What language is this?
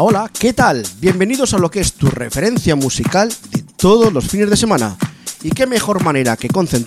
Spanish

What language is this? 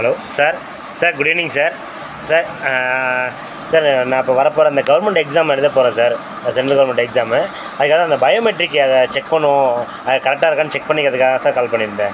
Tamil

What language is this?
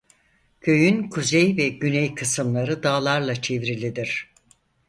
Turkish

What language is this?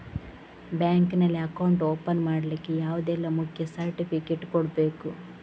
Kannada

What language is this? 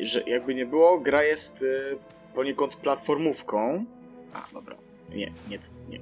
Polish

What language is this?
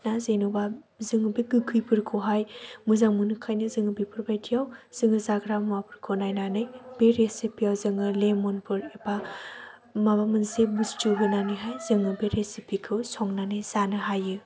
Bodo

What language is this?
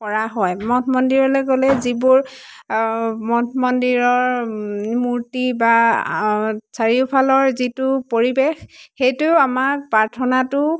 Assamese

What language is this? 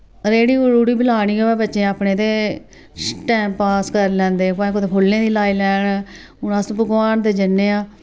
Dogri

